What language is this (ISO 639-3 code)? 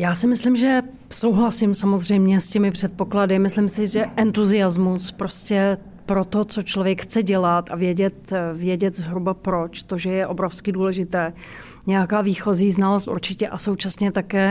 ces